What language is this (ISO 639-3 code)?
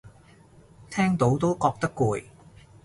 yue